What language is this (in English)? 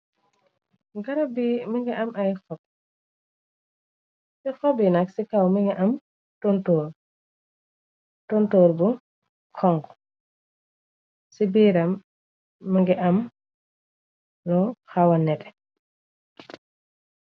Wolof